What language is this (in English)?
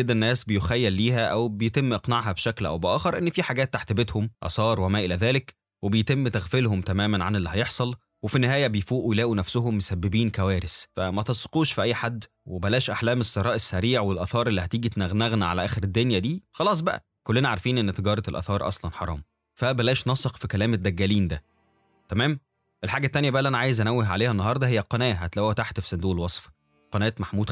Arabic